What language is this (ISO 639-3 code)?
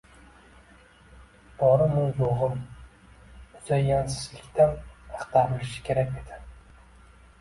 uzb